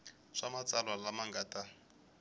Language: Tsonga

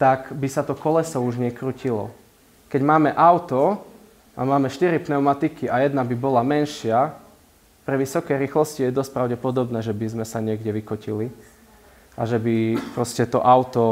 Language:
Slovak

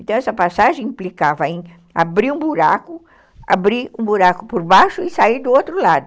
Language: Portuguese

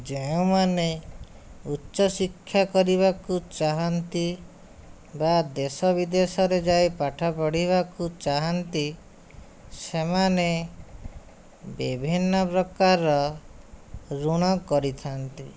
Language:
Odia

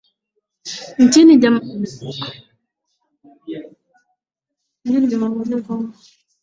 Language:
Swahili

